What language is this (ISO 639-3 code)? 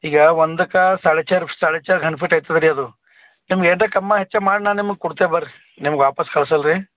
kan